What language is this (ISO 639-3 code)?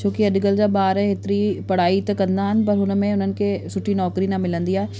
snd